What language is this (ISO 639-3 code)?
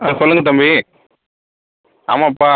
tam